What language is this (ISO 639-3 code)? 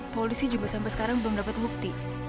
ind